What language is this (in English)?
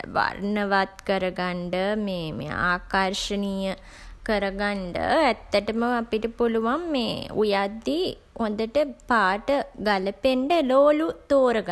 Sinhala